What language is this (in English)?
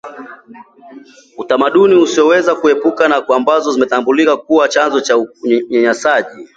Swahili